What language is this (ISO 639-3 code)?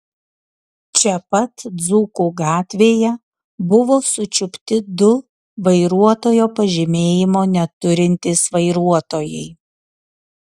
lit